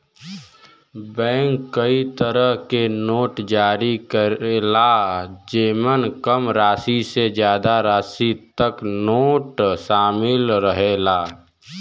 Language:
Bhojpuri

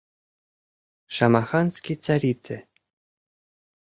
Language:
Mari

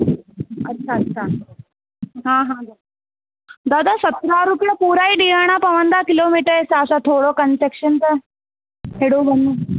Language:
Sindhi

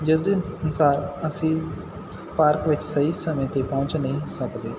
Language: Punjabi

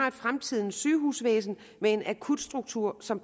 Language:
Danish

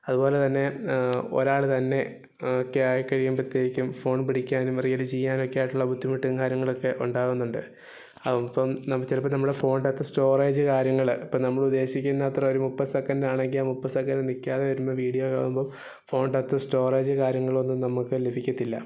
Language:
Malayalam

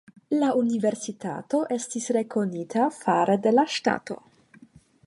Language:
Esperanto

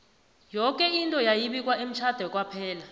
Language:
South Ndebele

